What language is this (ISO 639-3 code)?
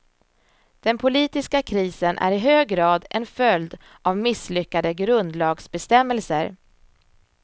swe